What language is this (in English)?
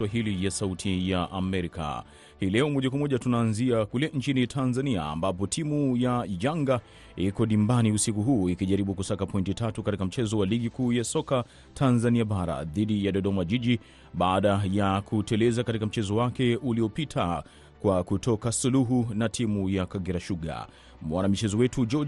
Swahili